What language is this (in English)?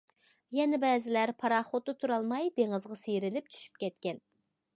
Uyghur